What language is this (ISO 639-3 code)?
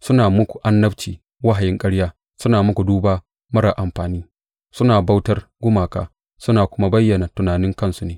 hau